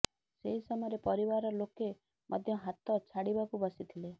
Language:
Odia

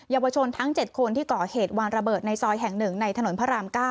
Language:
Thai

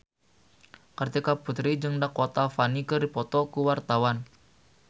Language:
Sundanese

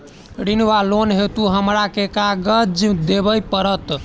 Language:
Maithili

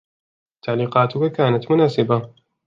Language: Arabic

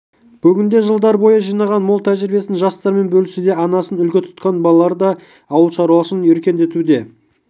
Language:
Kazakh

